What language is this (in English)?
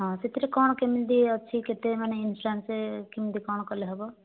Odia